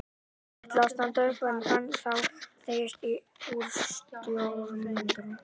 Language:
Icelandic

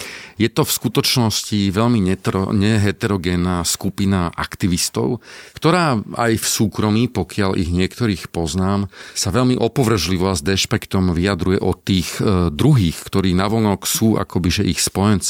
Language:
Slovak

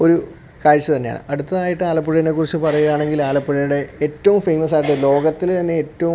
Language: Malayalam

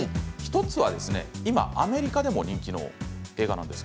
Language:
Japanese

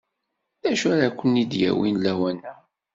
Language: Kabyle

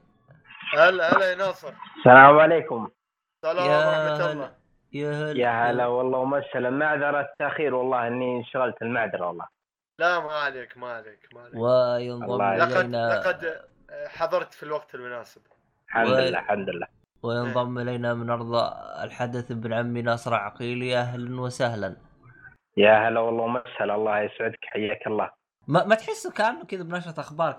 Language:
Arabic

